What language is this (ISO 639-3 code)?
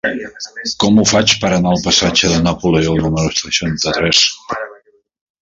cat